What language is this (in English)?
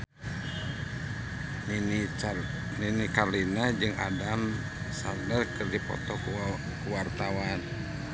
Sundanese